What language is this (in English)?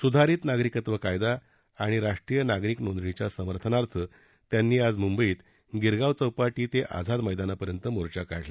Marathi